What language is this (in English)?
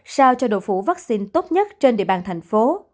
Vietnamese